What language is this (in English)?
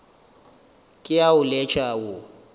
Northern Sotho